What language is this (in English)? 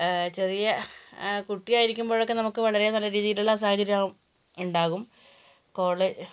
Malayalam